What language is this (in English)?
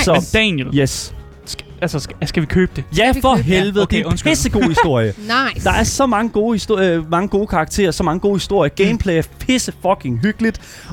Danish